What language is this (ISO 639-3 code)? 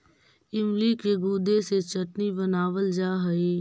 mag